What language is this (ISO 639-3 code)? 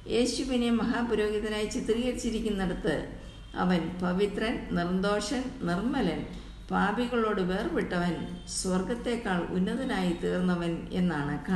mal